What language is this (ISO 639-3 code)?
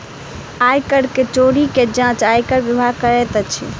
mai